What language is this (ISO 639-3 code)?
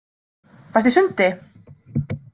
isl